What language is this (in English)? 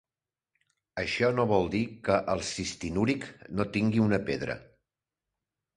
Catalan